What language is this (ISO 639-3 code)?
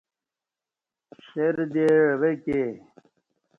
bsh